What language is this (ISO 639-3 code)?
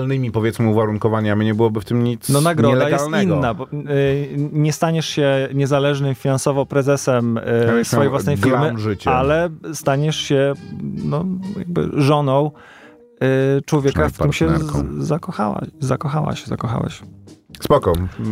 pol